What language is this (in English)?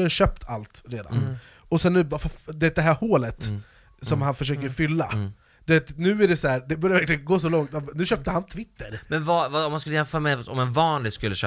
Swedish